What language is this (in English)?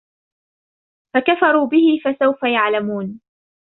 Arabic